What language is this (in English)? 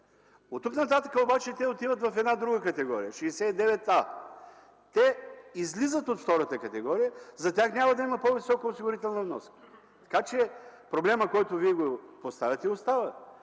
Bulgarian